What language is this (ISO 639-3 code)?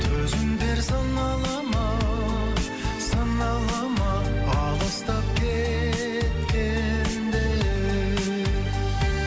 kaz